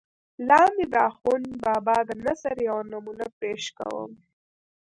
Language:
Pashto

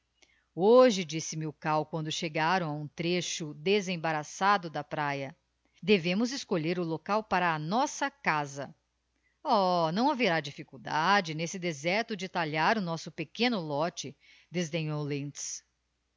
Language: Portuguese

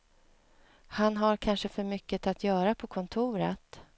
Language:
Swedish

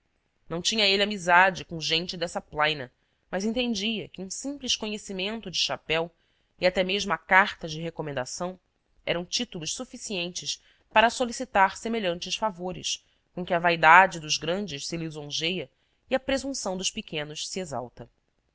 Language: Portuguese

